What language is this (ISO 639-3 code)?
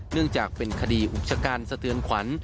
tha